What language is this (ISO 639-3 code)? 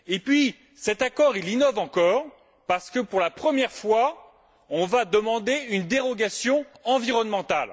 fra